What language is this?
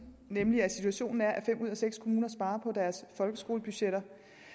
Danish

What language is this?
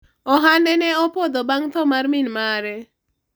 Luo (Kenya and Tanzania)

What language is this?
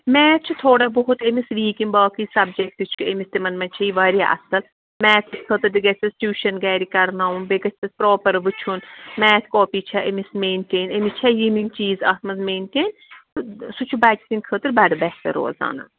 Kashmiri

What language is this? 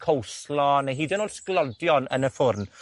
Welsh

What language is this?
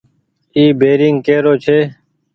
Goaria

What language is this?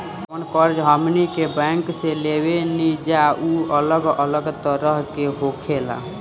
Bhojpuri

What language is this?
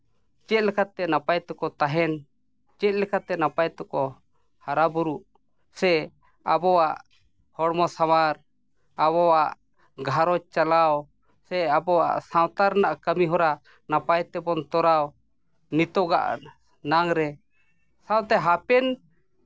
Santali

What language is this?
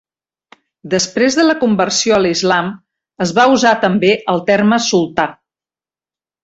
Catalan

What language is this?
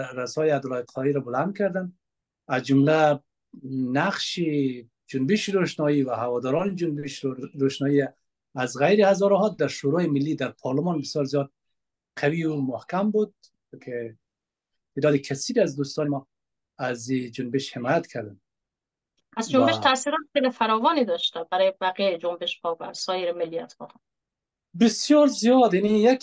Persian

